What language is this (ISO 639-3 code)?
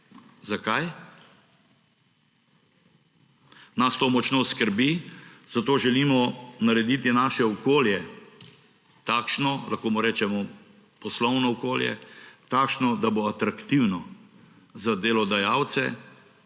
slv